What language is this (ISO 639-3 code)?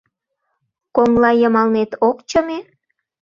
chm